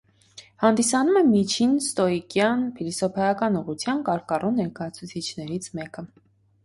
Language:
Armenian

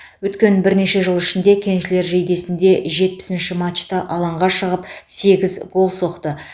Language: Kazakh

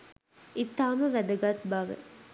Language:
Sinhala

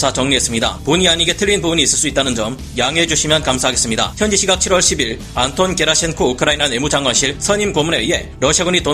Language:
Korean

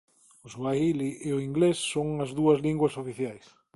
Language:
Galician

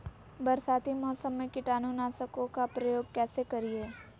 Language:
Magahi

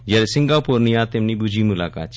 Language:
Gujarati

